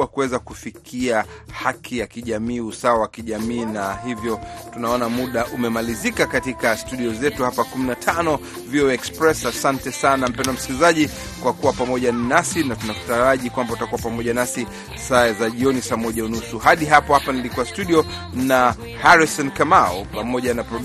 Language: Swahili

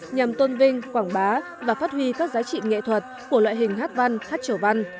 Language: Vietnamese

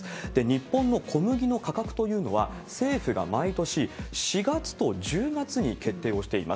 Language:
Japanese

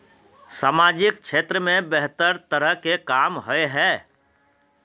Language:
Magahi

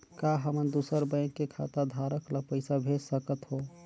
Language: Chhattisgarhi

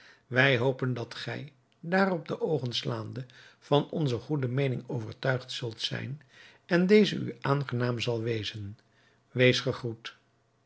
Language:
Dutch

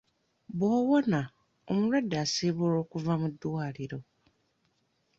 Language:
Ganda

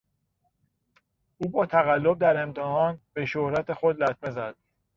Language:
Persian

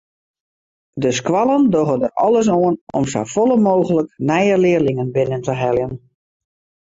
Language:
Western Frisian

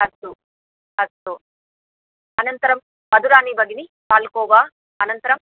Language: Sanskrit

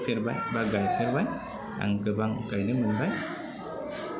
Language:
Bodo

